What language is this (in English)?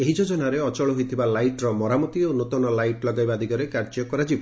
Odia